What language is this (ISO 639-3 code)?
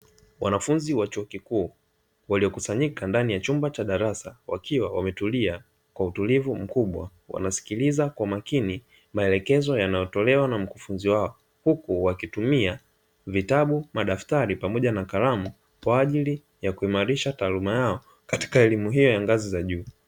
swa